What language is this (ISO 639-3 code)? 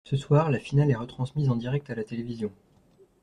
fra